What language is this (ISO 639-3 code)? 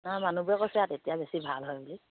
asm